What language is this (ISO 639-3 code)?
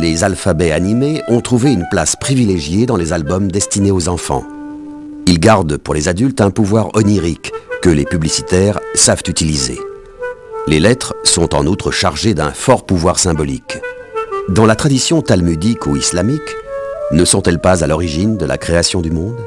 fra